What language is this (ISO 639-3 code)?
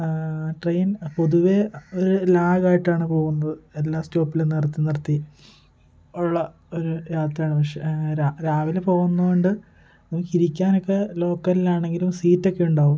mal